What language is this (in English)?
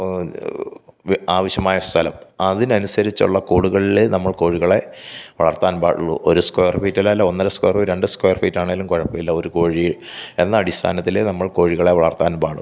Malayalam